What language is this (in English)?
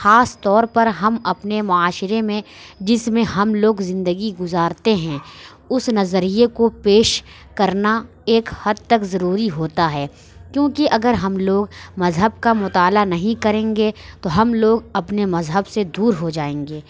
Urdu